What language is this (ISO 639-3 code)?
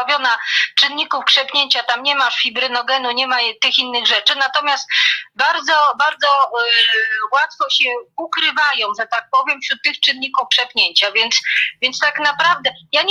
pol